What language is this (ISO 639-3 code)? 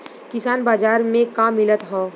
bho